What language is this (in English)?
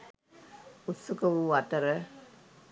Sinhala